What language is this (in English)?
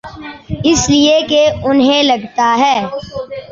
Urdu